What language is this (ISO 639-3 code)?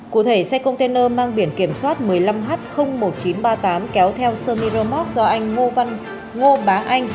vie